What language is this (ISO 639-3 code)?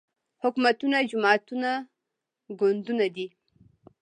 pus